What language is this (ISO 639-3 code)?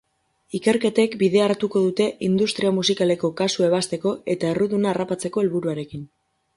eus